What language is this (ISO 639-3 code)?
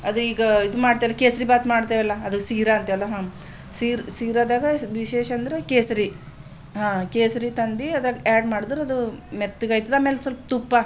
kan